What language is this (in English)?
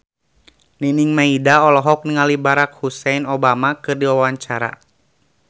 Sundanese